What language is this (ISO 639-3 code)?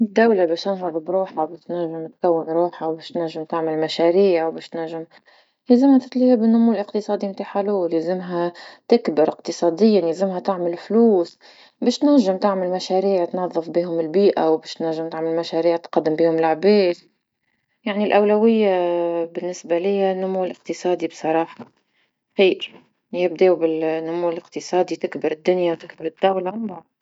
aeb